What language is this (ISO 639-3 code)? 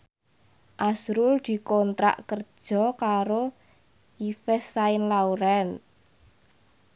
jav